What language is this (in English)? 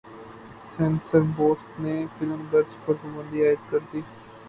Urdu